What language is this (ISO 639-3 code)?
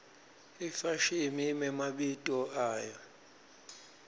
ssw